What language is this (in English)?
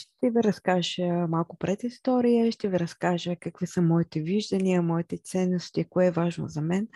Bulgarian